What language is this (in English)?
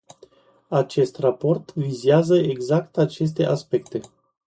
Romanian